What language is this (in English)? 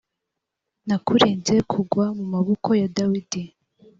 Kinyarwanda